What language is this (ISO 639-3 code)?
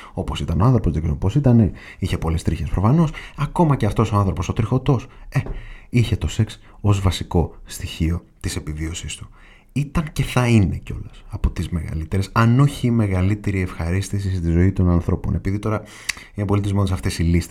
ell